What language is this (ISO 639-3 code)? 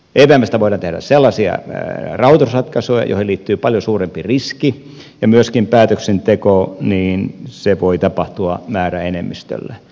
fin